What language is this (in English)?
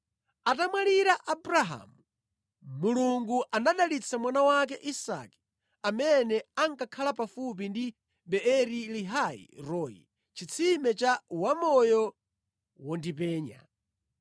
Nyanja